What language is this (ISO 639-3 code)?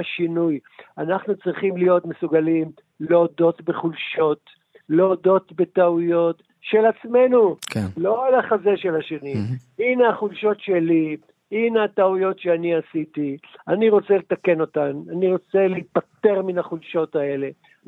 heb